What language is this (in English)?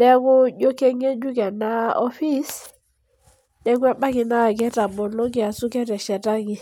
Masai